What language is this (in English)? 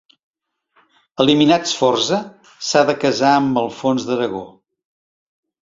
Catalan